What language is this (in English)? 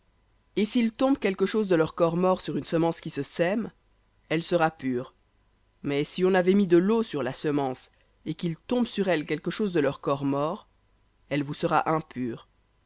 French